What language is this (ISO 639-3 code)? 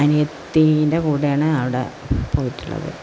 mal